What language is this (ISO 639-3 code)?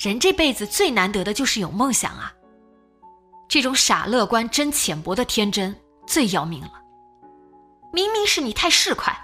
zho